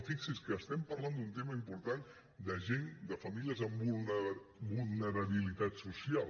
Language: Catalan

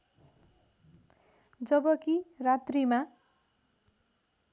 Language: Nepali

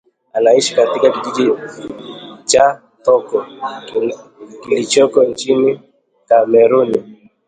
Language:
Swahili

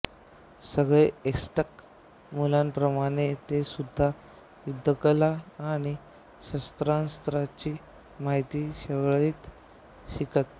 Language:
Marathi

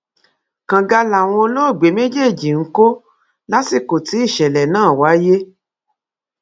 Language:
Yoruba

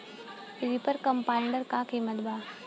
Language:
Bhojpuri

